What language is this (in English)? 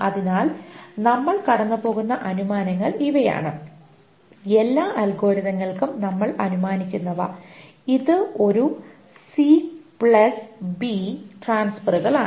Malayalam